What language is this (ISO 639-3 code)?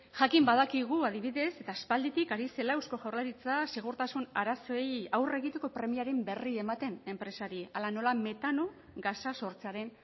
eus